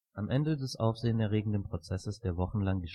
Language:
German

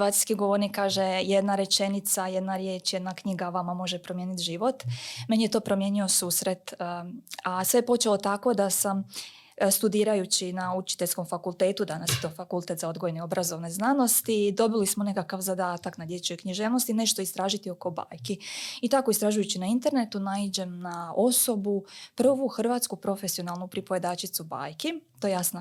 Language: Croatian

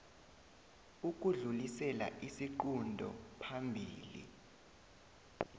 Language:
South Ndebele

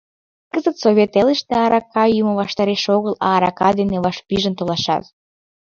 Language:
Mari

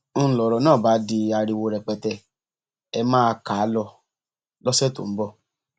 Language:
Yoruba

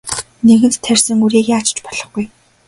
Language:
Mongolian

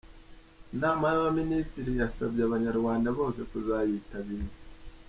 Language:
Kinyarwanda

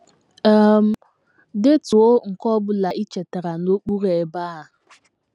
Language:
Igbo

